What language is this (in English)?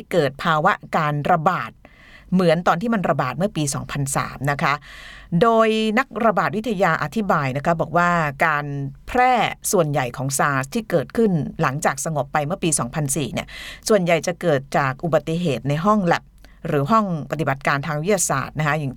Thai